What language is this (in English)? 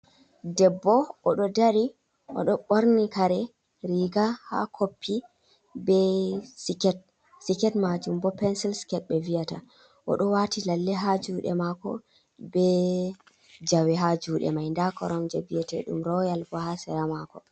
Fula